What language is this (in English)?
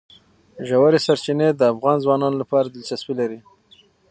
Pashto